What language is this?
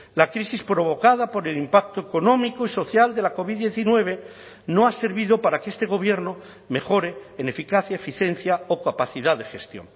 Spanish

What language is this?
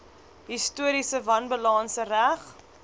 Afrikaans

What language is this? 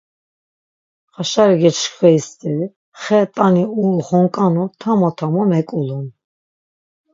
Laz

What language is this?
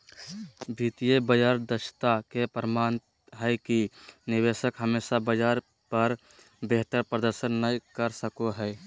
Magahi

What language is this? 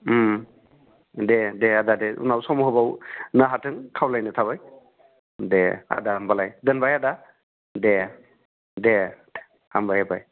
Bodo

